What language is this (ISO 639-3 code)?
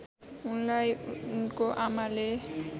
nep